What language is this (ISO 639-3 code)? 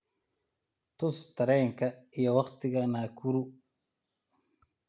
som